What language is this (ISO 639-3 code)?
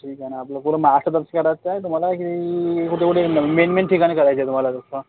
mar